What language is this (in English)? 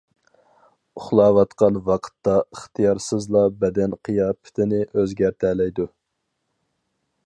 Uyghur